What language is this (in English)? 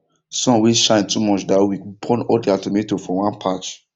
Nigerian Pidgin